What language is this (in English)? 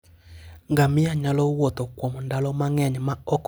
Luo (Kenya and Tanzania)